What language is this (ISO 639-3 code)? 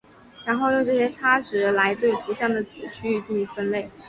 zho